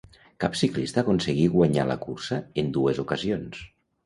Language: Catalan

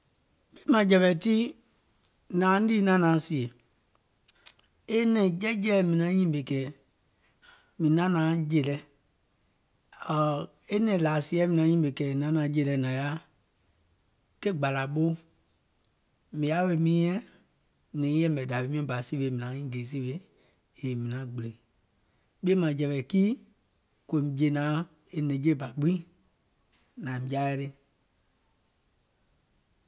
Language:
Gola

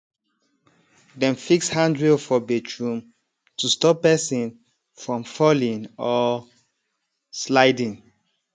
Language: Nigerian Pidgin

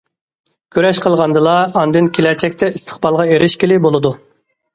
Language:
Uyghur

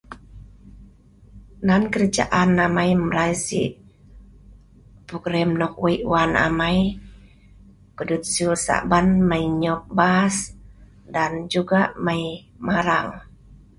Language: Sa'ban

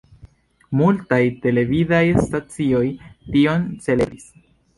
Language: Esperanto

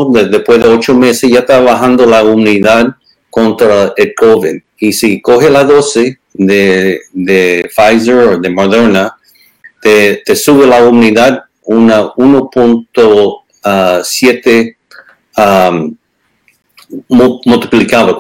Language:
Spanish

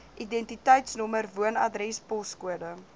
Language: Afrikaans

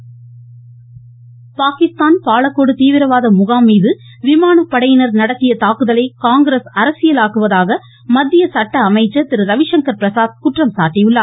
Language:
Tamil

